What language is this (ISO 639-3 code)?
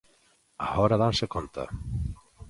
glg